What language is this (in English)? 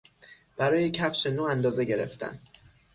Persian